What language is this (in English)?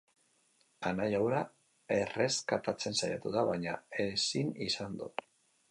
Basque